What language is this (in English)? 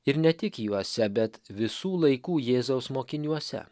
Lithuanian